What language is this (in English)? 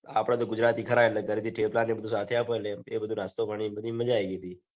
Gujarati